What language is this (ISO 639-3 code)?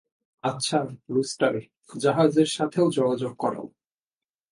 ben